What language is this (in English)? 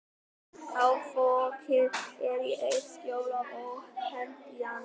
Icelandic